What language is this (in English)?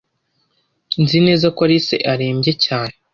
Kinyarwanda